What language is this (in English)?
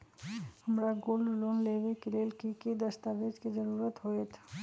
Magahi